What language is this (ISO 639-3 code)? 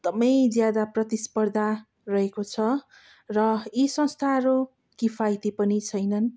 nep